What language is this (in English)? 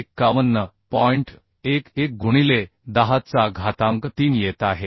Marathi